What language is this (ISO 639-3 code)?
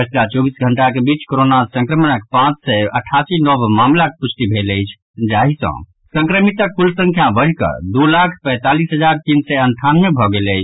mai